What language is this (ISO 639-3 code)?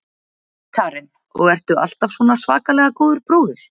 isl